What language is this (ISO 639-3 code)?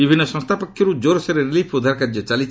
ori